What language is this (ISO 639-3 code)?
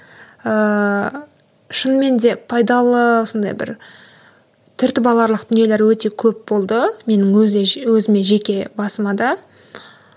kaz